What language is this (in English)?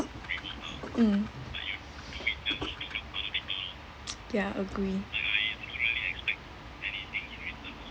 English